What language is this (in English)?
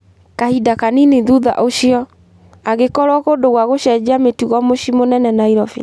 Kikuyu